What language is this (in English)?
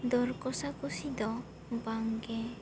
Santali